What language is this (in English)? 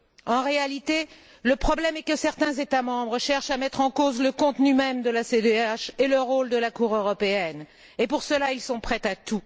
French